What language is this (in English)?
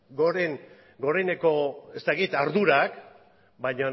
Basque